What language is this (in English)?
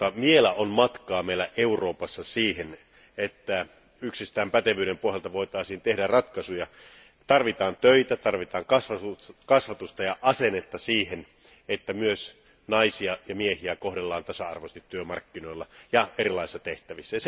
Finnish